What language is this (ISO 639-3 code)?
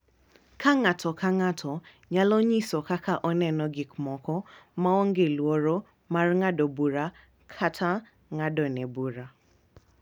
luo